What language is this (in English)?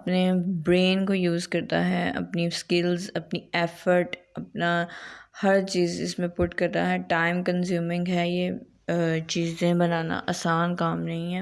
Urdu